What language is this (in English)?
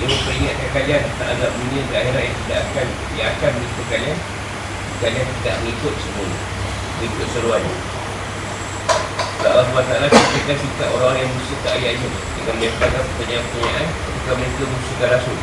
Malay